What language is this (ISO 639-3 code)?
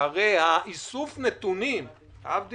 heb